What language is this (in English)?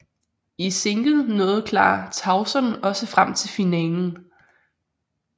Danish